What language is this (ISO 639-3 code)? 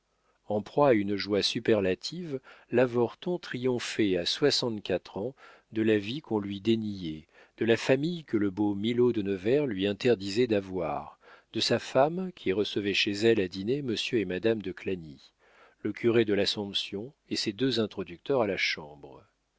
fra